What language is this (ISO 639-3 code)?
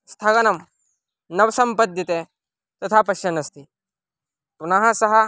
san